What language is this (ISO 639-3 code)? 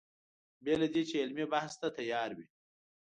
pus